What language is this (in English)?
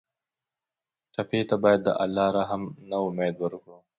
Pashto